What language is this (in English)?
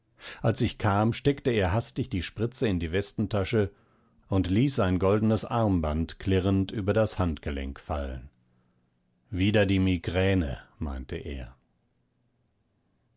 German